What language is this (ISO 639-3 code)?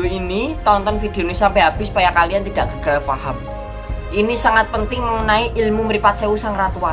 ind